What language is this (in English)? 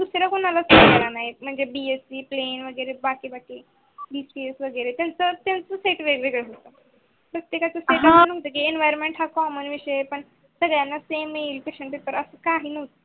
Marathi